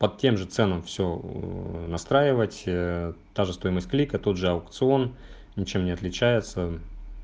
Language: Russian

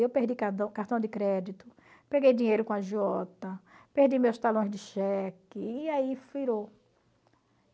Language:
Portuguese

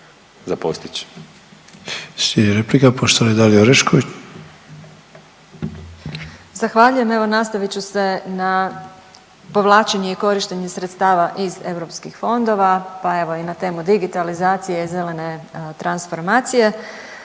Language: Croatian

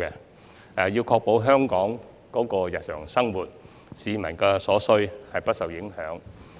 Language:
Cantonese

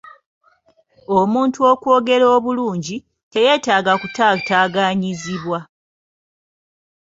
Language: Ganda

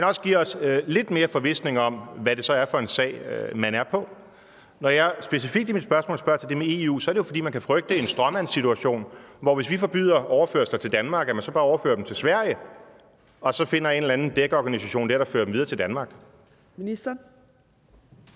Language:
Danish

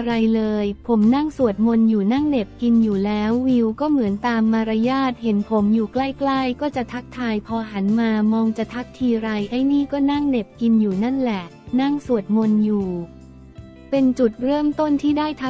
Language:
Thai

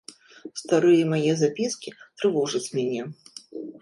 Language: Belarusian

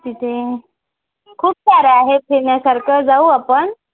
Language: Marathi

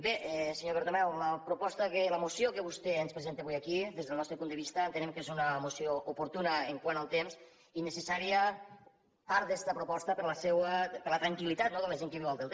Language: Catalan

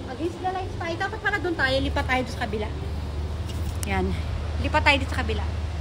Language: Filipino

